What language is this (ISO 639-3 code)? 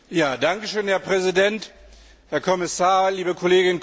deu